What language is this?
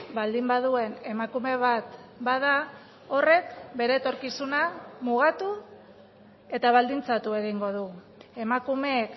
Basque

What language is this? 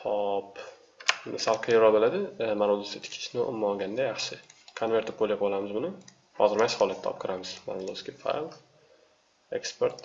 Turkish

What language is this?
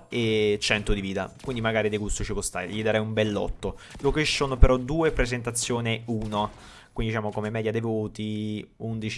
Italian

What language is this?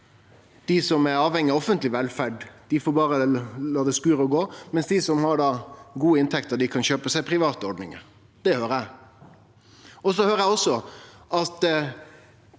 Norwegian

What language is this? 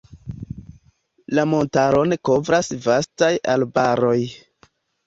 Esperanto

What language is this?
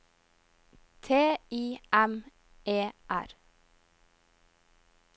Norwegian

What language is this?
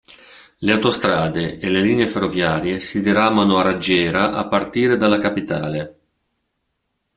Italian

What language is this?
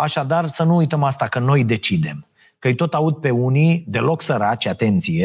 Romanian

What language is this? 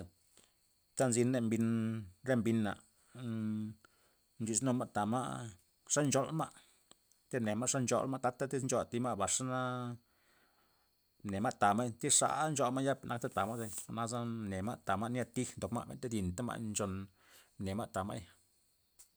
Loxicha Zapotec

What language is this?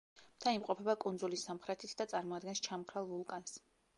Georgian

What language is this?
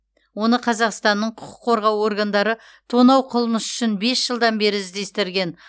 Kazakh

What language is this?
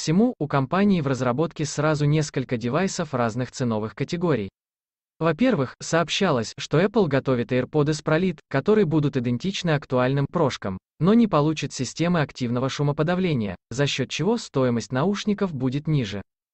Russian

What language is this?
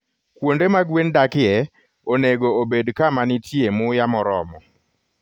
Luo (Kenya and Tanzania)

